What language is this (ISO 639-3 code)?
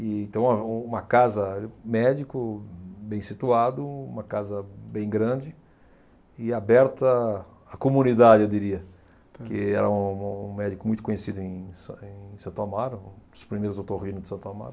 por